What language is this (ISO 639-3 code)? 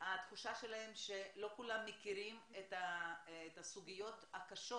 heb